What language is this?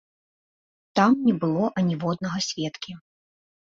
Belarusian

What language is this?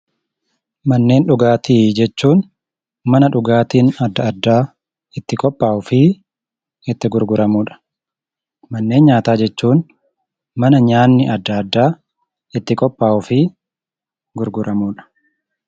Oromo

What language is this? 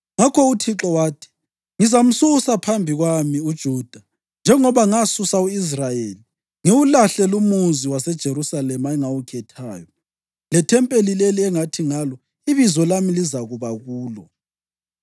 North Ndebele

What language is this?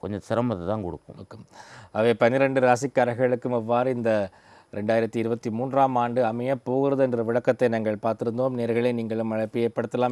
Indonesian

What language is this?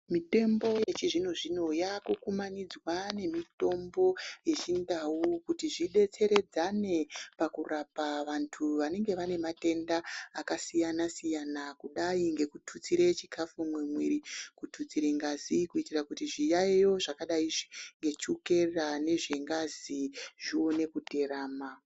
Ndau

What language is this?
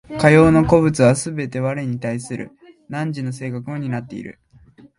Japanese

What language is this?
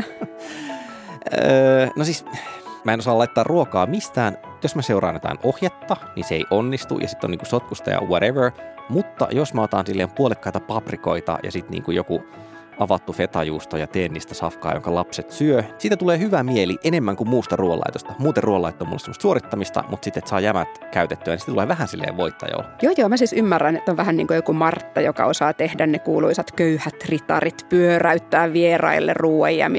Finnish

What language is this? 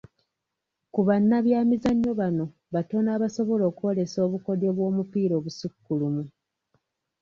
Ganda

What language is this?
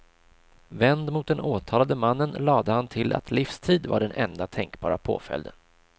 Swedish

